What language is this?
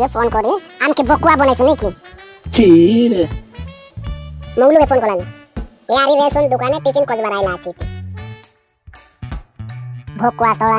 Indonesian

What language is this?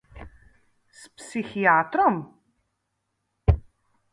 Slovenian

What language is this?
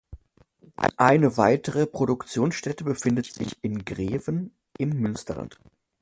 German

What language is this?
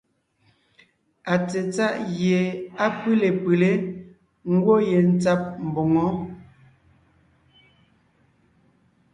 Ngiemboon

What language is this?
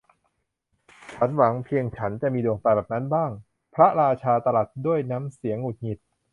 Thai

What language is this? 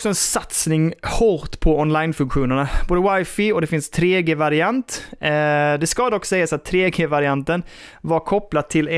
Swedish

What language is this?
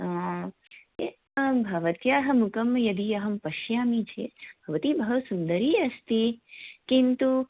Sanskrit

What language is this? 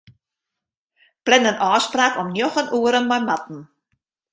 Western Frisian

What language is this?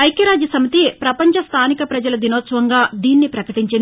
Telugu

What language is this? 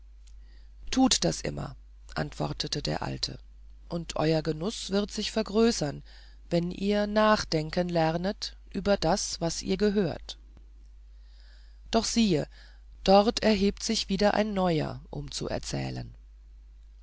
German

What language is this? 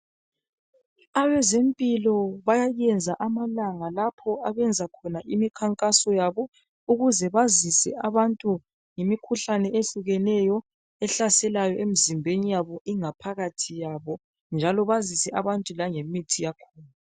North Ndebele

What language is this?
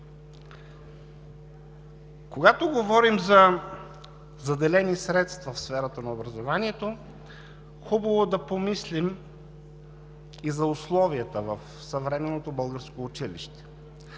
Bulgarian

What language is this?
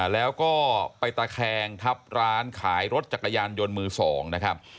Thai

